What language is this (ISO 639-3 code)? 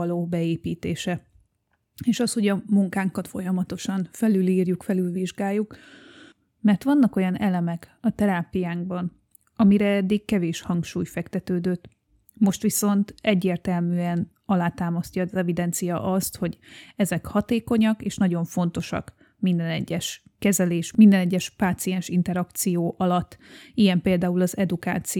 hun